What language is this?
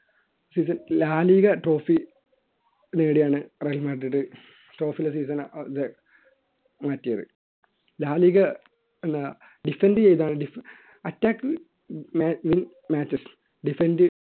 Malayalam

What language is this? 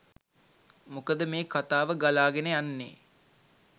Sinhala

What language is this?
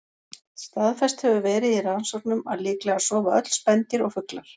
Icelandic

